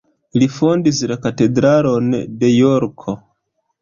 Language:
Esperanto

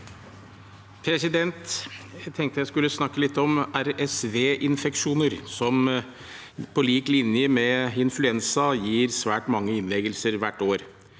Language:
Norwegian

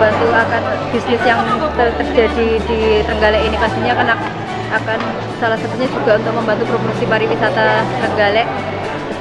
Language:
Indonesian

